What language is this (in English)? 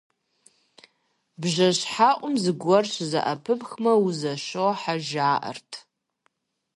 Kabardian